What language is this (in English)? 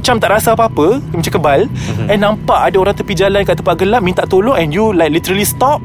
Malay